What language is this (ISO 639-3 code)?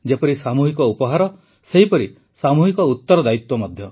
ori